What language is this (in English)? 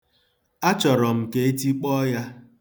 Igbo